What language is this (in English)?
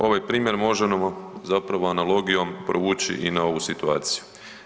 Croatian